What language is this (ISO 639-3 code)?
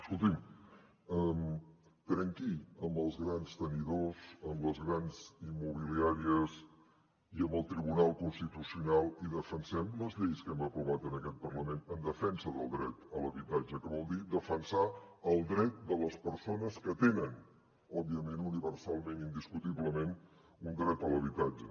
cat